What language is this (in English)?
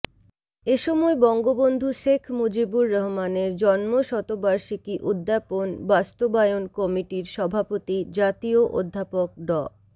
Bangla